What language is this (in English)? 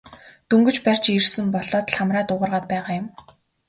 Mongolian